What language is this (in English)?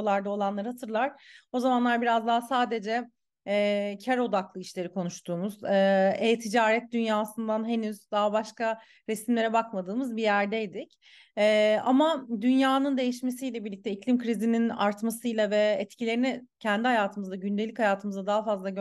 Turkish